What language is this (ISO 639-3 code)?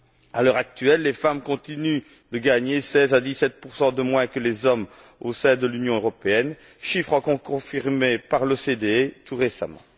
fra